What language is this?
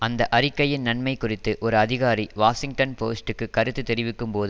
Tamil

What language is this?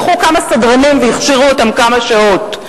Hebrew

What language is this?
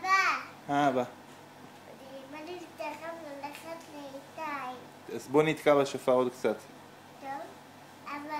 Hebrew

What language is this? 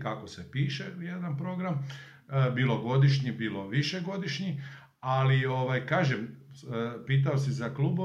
Croatian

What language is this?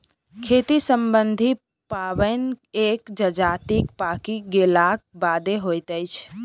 Maithili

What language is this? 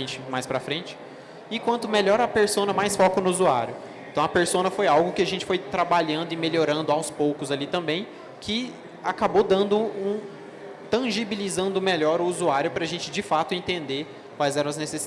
Portuguese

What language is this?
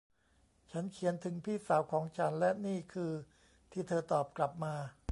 Thai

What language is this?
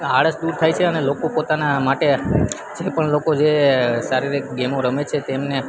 Gujarati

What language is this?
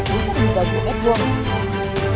Vietnamese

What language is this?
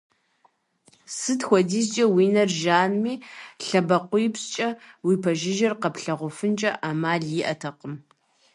Kabardian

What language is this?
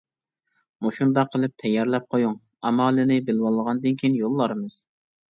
Uyghur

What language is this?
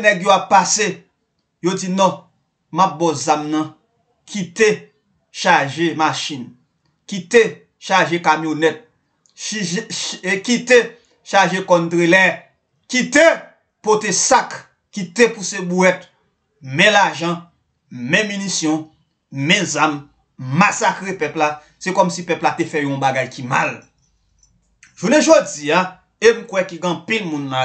French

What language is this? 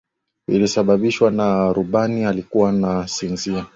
Swahili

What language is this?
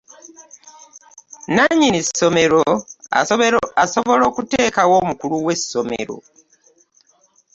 Ganda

